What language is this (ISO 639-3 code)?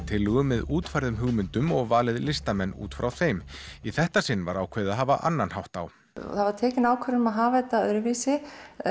isl